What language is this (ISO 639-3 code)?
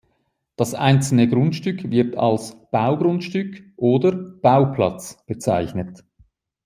deu